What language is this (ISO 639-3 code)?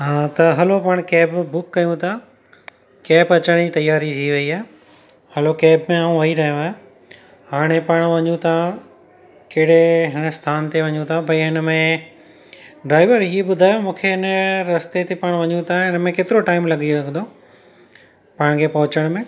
snd